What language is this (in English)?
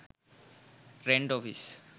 Sinhala